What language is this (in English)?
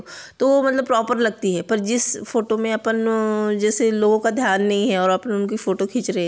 Hindi